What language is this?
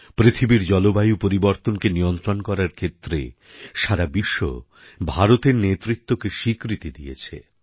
Bangla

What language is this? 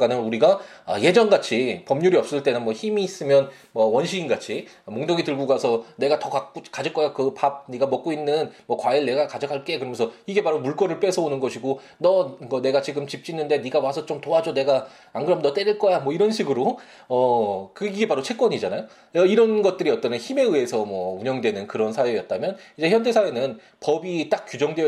Korean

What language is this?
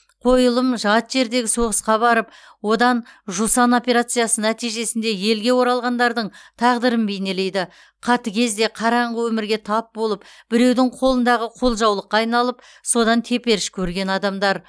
Kazakh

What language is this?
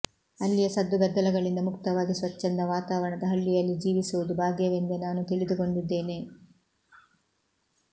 Kannada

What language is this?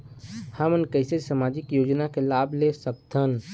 Chhattisgarhi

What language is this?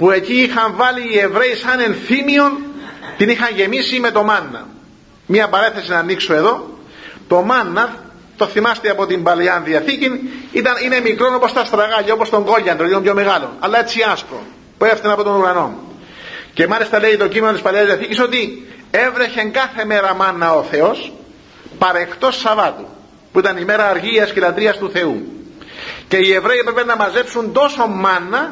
Greek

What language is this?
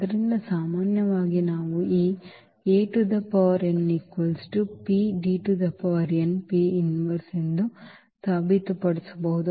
Kannada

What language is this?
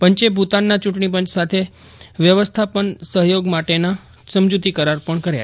Gujarati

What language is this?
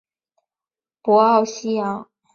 Chinese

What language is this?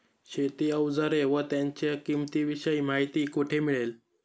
Marathi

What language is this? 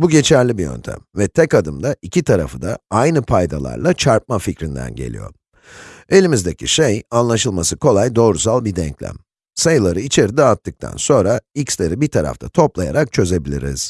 Turkish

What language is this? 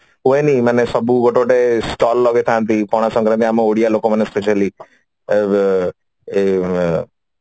Odia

